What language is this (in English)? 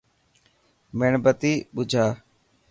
Dhatki